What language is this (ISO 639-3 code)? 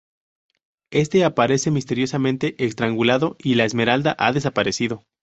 spa